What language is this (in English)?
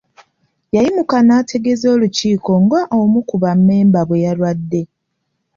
Ganda